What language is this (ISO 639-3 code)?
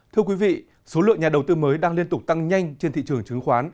vie